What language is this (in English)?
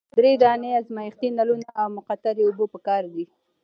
Pashto